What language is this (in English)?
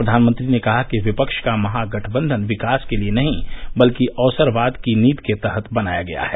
Hindi